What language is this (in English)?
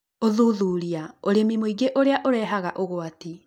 Kikuyu